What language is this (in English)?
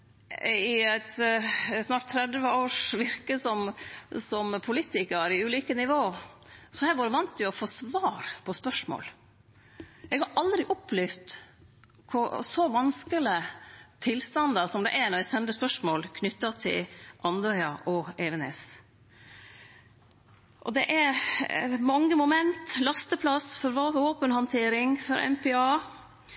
Norwegian Nynorsk